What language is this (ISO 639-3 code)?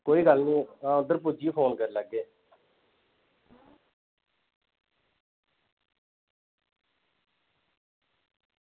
doi